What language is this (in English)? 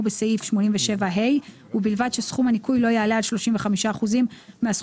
Hebrew